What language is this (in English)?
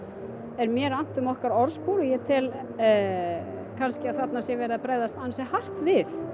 Icelandic